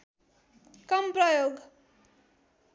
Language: Nepali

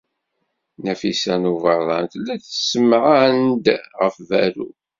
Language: Kabyle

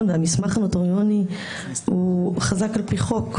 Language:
Hebrew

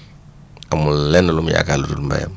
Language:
Wolof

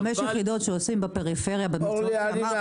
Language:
Hebrew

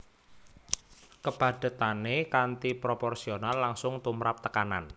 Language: Javanese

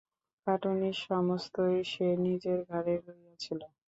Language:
Bangla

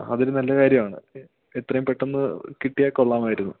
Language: Malayalam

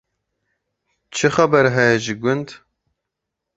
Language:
Kurdish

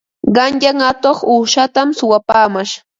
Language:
Ambo-Pasco Quechua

